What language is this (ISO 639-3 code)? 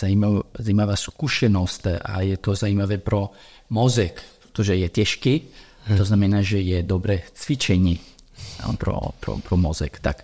ces